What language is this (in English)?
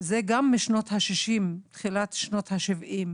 Hebrew